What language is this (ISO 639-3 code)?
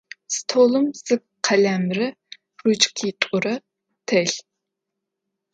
ady